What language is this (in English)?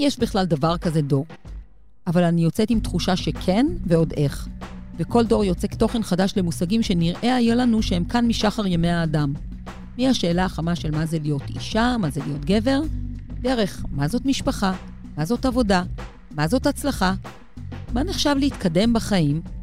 Hebrew